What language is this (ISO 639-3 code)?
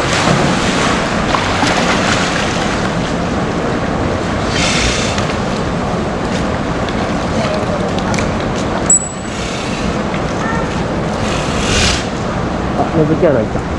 jpn